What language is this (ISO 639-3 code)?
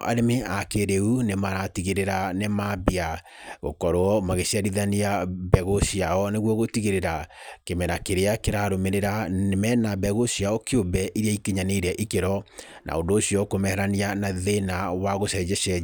kik